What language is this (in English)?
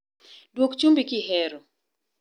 Luo (Kenya and Tanzania)